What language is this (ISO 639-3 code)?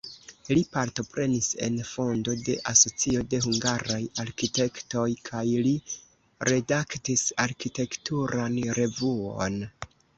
epo